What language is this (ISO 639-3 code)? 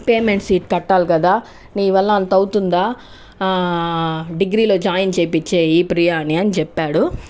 tel